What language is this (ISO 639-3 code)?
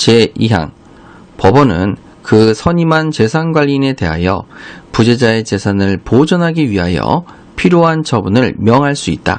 kor